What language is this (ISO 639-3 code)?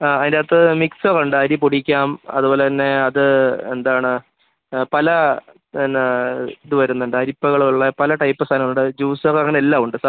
mal